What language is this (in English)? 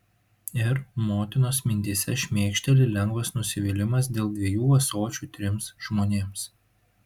Lithuanian